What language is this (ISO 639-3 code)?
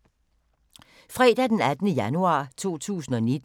dan